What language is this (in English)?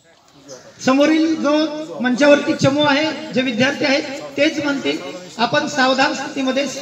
Hindi